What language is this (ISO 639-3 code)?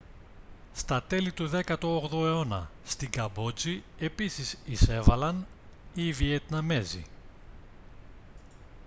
ell